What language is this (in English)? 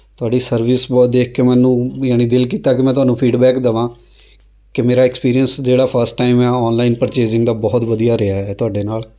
Punjabi